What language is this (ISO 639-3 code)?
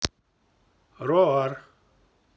rus